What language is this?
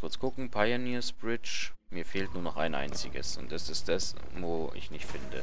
German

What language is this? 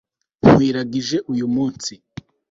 Kinyarwanda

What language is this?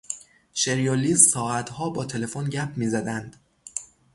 Persian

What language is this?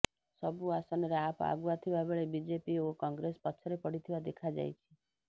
Odia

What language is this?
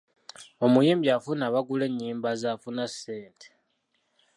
Ganda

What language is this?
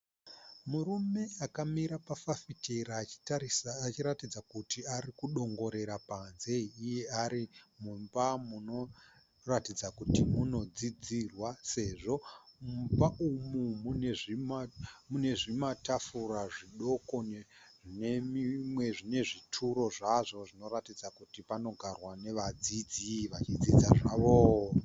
Shona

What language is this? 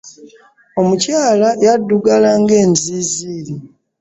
Ganda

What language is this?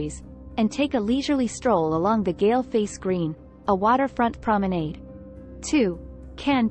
English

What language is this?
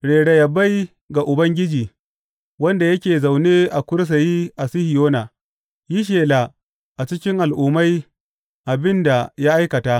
Hausa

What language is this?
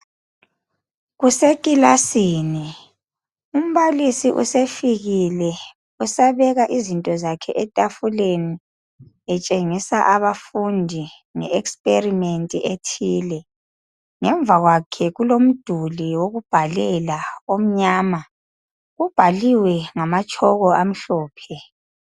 North Ndebele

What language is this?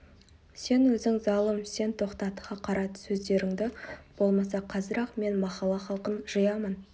Kazakh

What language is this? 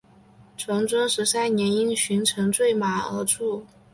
Chinese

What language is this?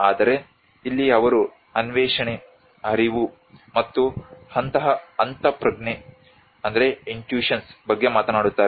Kannada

